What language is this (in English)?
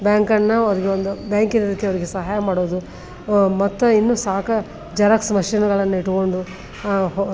Kannada